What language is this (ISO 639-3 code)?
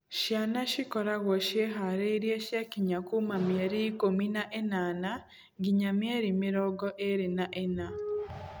kik